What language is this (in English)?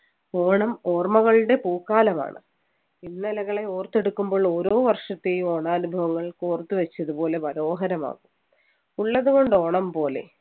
Malayalam